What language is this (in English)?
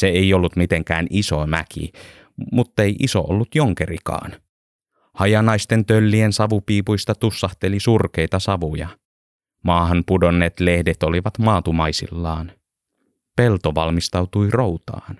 Finnish